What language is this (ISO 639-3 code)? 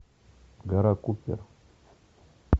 rus